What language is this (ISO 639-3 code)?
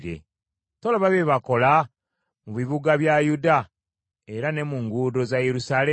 lug